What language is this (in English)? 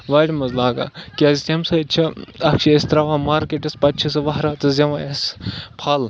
Kashmiri